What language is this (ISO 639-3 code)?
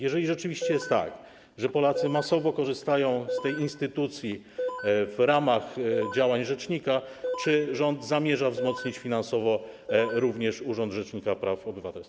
pol